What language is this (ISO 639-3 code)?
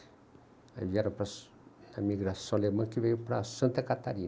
por